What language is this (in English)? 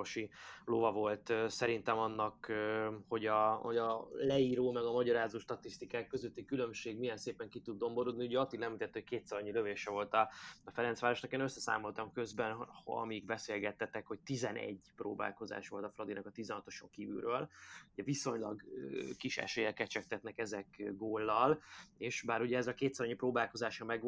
Hungarian